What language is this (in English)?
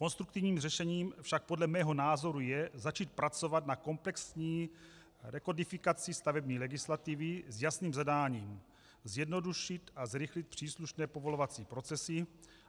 Czech